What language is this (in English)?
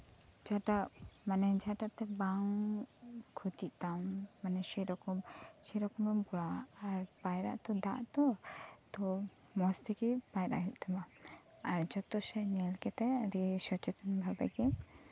Santali